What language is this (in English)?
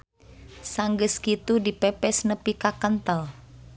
Sundanese